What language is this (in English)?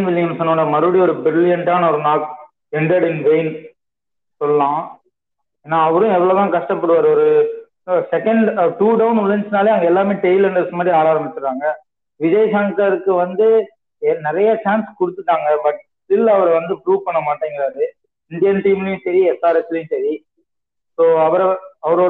Tamil